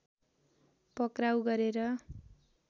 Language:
Nepali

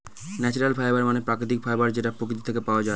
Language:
Bangla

